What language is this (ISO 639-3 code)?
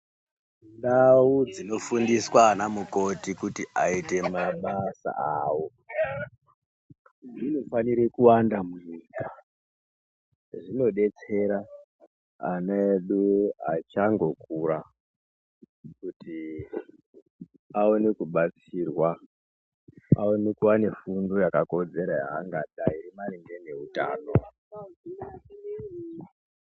ndc